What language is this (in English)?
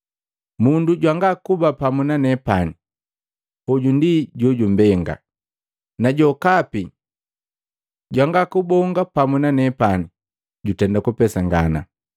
Matengo